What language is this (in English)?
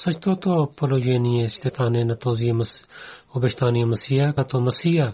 Bulgarian